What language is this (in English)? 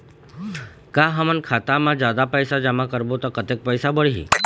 Chhattisgarhi